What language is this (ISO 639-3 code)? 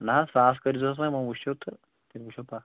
kas